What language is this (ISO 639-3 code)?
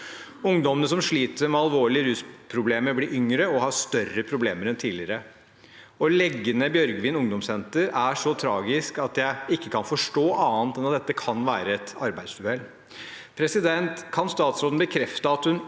nor